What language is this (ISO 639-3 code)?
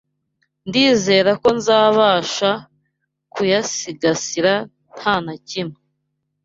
kin